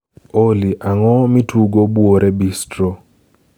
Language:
Luo (Kenya and Tanzania)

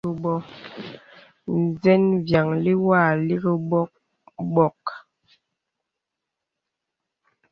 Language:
Bebele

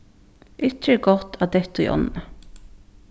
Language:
Faroese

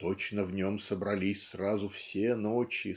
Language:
Russian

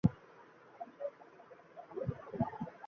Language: Bangla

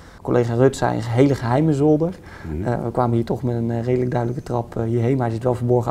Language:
Dutch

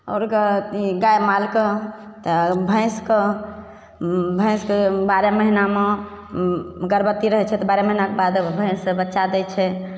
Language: Maithili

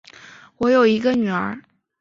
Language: Chinese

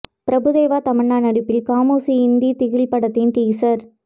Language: Tamil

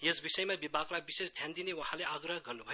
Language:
Nepali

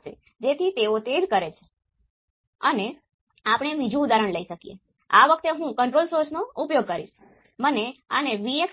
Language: Gujarati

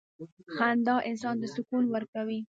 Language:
Pashto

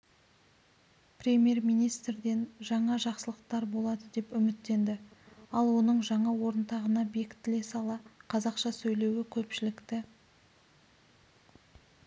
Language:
Kazakh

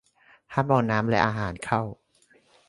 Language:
Thai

